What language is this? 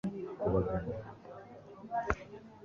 Kinyarwanda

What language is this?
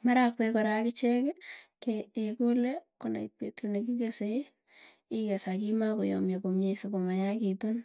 Tugen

